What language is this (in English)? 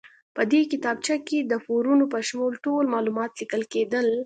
Pashto